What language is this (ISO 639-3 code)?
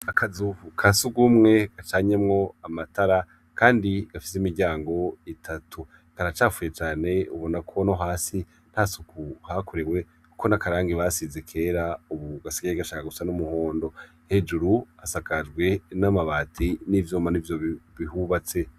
run